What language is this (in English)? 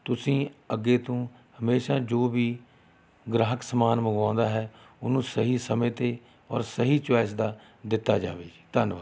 Punjabi